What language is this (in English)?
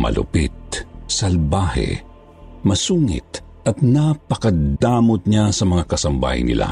Filipino